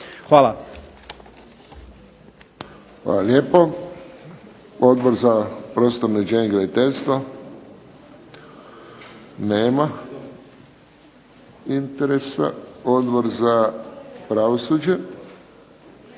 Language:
Croatian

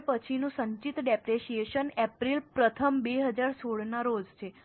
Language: Gujarati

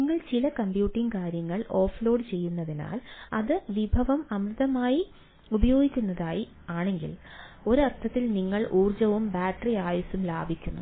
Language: Malayalam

